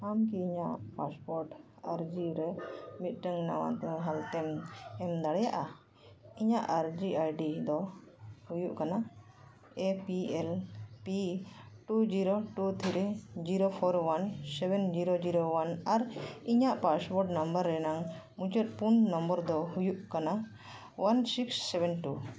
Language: Santali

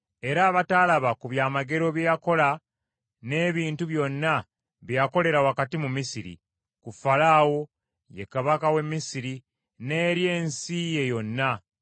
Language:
Ganda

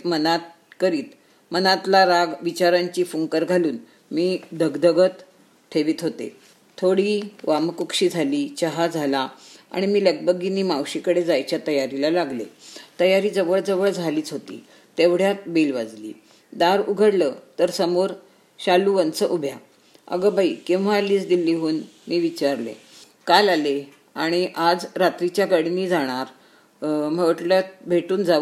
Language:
Marathi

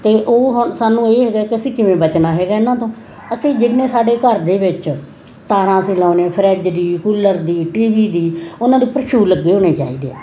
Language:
Punjabi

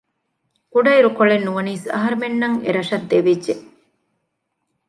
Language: Divehi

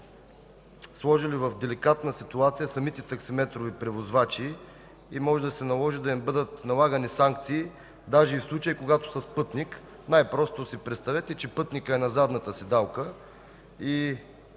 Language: Bulgarian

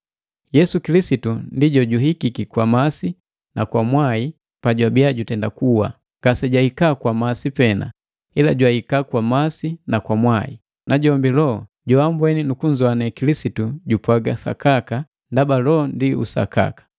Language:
Matengo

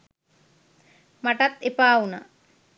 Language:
Sinhala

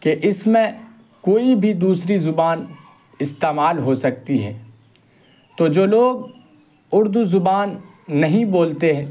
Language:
Urdu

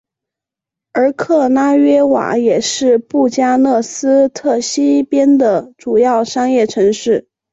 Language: Chinese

